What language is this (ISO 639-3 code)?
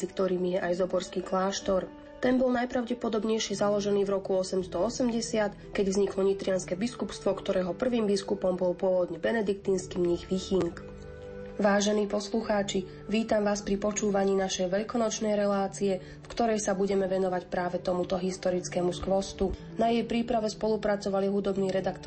slk